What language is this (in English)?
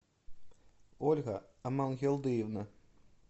Russian